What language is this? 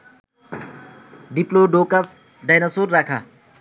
Bangla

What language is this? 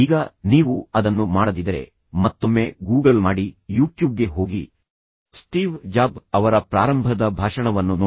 Kannada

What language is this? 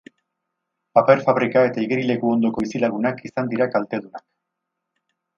Basque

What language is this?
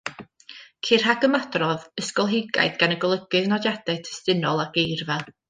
Welsh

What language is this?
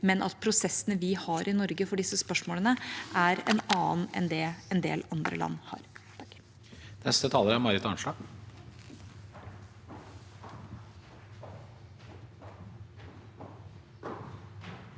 Norwegian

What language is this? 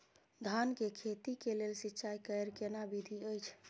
Maithili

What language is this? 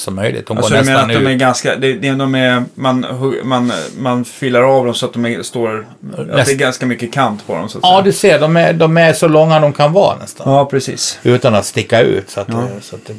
Swedish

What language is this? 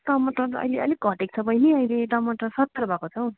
Nepali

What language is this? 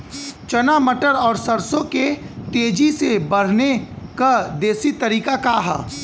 Bhojpuri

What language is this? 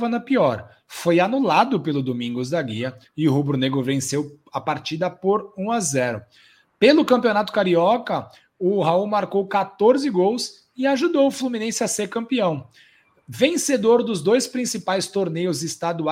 Portuguese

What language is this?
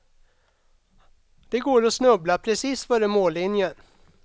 Swedish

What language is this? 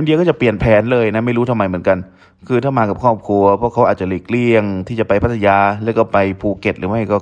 Thai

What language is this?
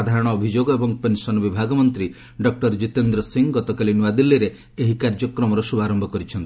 Odia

